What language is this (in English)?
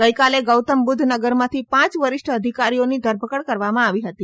Gujarati